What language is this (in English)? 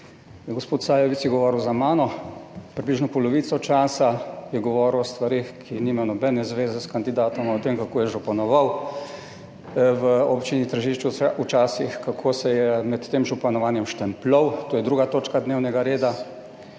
Slovenian